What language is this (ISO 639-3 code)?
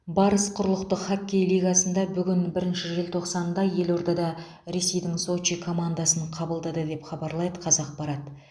kaz